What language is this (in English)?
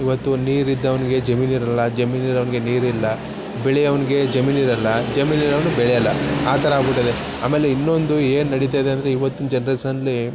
Kannada